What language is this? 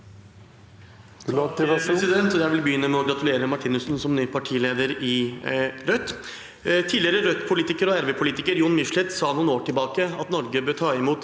Norwegian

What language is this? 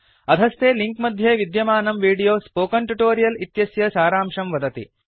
Sanskrit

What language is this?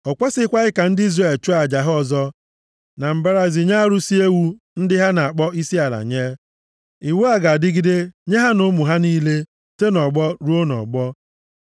Igbo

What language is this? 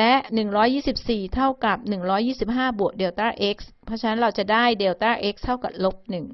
Thai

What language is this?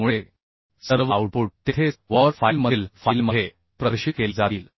Marathi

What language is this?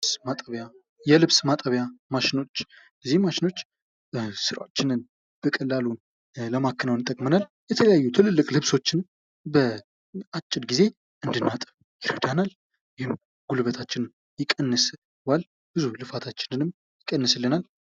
Amharic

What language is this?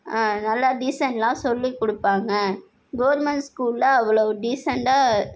Tamil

